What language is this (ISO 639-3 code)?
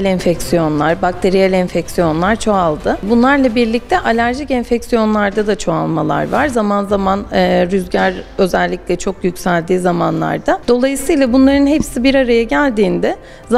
tur